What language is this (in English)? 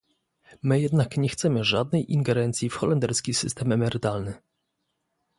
Polish